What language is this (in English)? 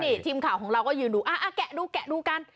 Thai